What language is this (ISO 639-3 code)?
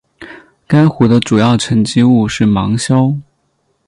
zho